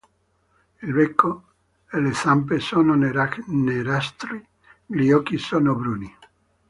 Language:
Italian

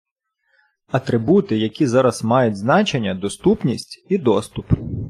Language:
Ukrainian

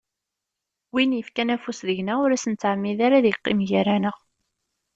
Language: Kabyle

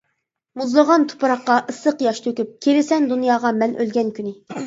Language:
Uyghur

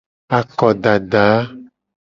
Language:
Gen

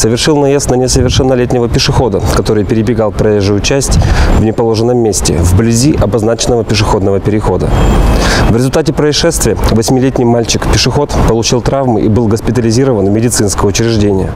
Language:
Russian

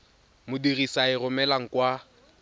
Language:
Tswana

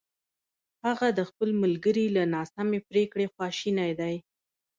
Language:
Pashto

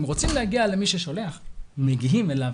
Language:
Hebrew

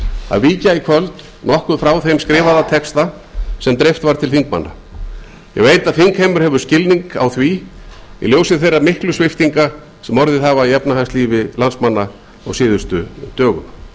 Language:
Icelandic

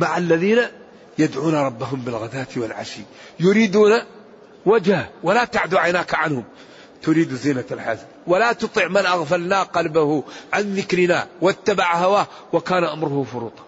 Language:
Arabic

